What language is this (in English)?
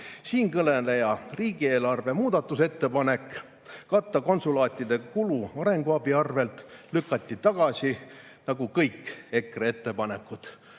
Estonian